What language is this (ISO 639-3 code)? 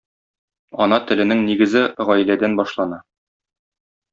tat